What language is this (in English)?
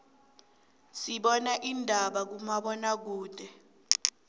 South Ndebele